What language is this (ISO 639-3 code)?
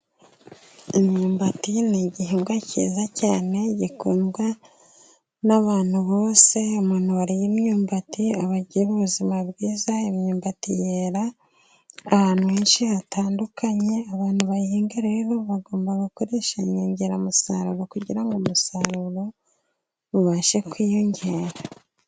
kin